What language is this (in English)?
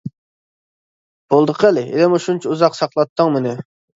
Uyghur